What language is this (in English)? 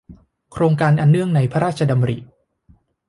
Thai